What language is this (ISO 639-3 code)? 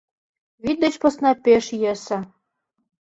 chm